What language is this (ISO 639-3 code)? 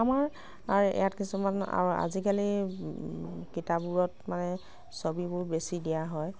asm